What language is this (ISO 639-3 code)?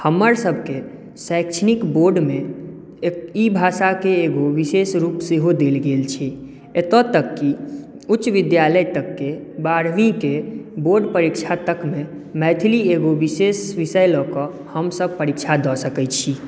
mai